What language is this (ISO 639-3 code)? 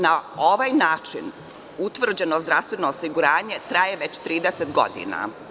srp